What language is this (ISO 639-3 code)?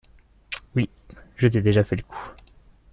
fra